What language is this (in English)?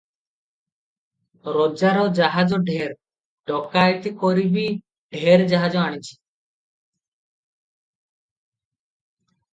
Odia